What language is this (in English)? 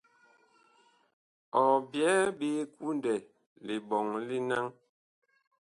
Bakoko